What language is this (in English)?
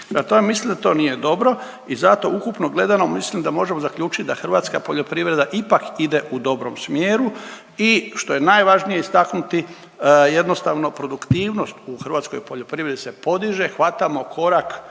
Croatian